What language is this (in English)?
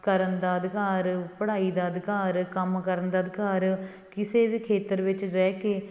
Punjabi